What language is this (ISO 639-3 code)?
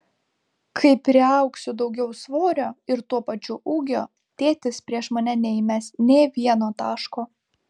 lit